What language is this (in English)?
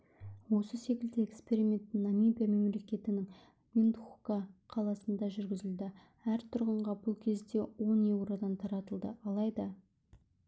Kazakh